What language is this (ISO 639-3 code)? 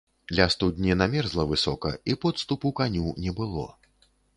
bel